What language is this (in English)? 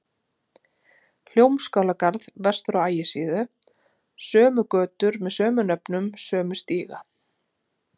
Icelandic